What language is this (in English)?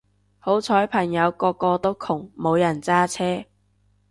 Cantonese